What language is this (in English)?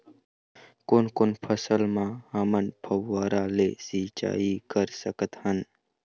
Chhattisgarhi